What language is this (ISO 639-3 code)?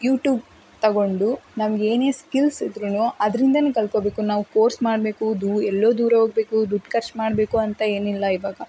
kan